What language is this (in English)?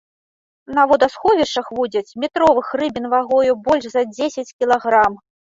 Belarusian